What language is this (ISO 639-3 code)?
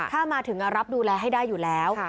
tha